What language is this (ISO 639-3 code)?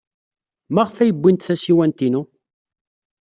kab